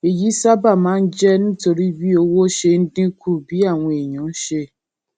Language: Yoruba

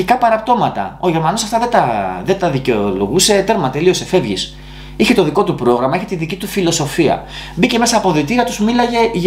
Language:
Greek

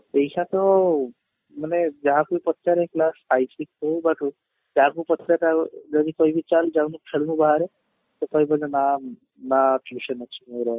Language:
Odia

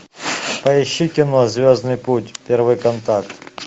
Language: Russian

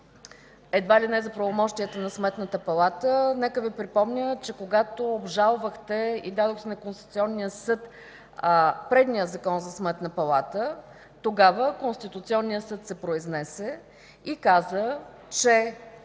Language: Bulgarian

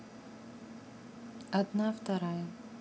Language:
Russian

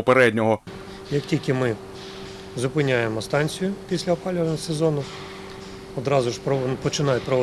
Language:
Ukrainian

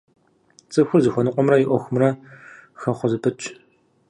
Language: Kabardian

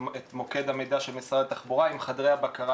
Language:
Hebrew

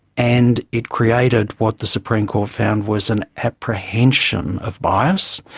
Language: English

